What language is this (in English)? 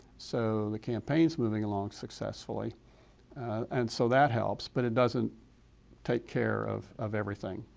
English